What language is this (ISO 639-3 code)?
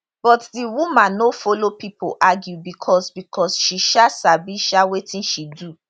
pcm